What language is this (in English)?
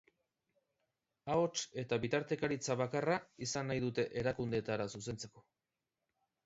Basque